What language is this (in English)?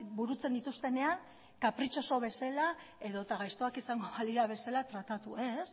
Basque